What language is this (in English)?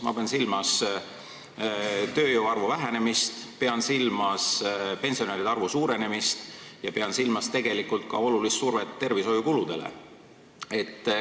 Estonian